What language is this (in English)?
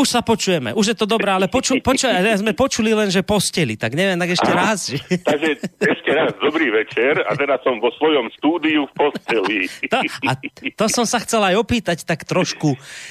Slovak